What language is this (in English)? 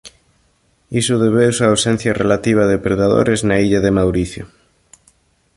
Galician